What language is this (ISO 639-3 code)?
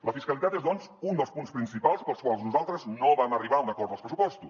cat